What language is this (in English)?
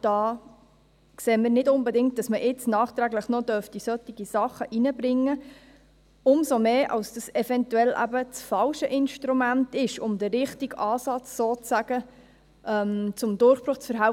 Swiss German